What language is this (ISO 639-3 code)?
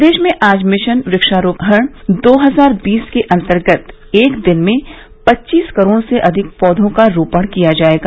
hin